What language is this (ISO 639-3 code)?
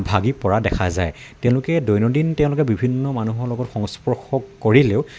asm